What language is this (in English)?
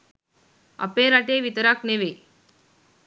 Sinhala